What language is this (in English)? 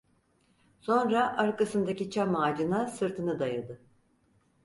Turkish